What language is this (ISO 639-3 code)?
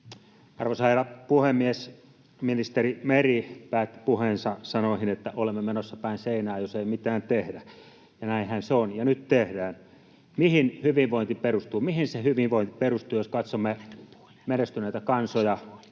fin